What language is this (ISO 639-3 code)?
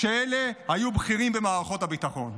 heb